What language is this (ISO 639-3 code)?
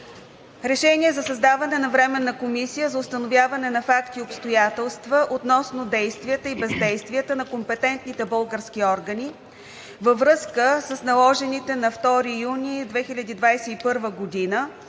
bul